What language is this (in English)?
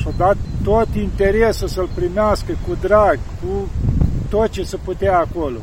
Romanian